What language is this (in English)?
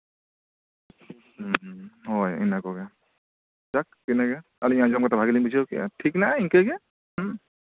Santali